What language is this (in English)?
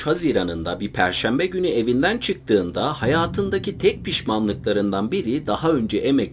Turkish